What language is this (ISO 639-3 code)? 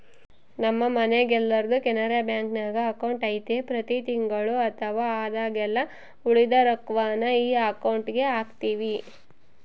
kan